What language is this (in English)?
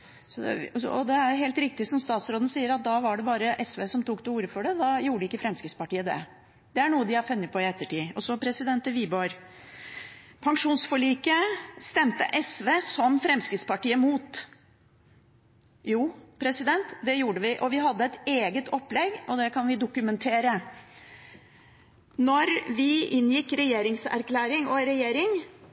Norwegian Bokmål